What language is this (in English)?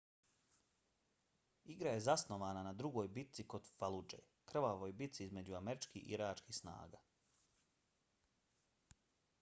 Bosnian